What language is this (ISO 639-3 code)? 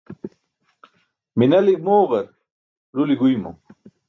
bsk